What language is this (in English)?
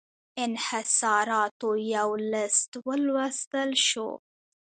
Pashto